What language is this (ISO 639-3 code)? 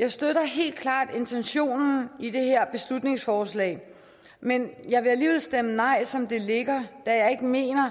dan